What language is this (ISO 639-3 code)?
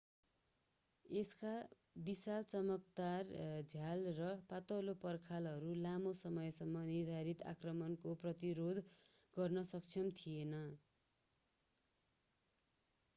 nep